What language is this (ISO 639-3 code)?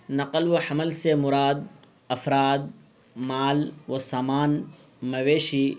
urd